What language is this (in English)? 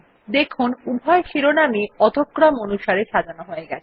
Bangla